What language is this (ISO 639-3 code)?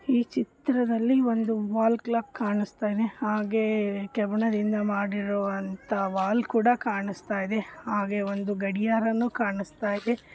kan